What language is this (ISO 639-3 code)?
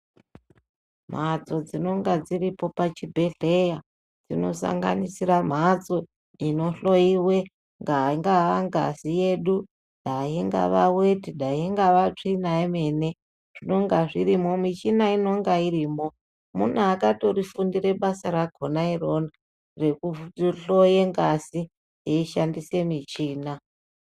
ndc